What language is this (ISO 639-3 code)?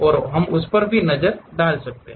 hin